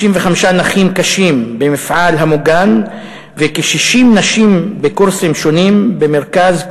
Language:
Hebrew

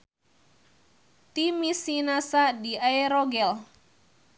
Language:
Sundanese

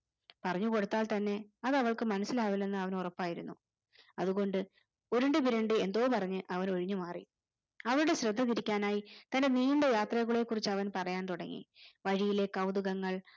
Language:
Malayalam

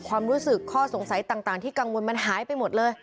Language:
Thai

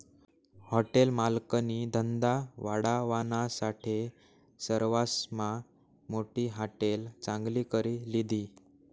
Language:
Marathi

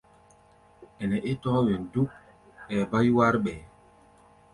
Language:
Gbaya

